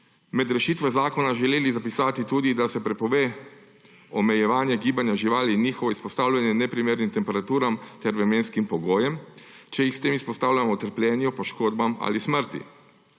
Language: Slovenian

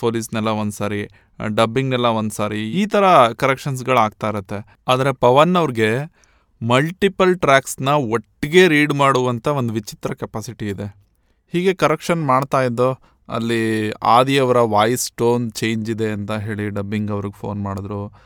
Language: Kannada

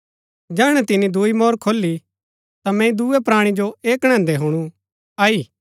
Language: Gaddi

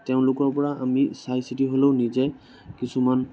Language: Assamese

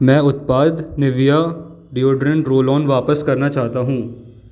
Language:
Hindi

